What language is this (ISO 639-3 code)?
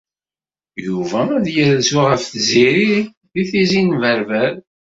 kab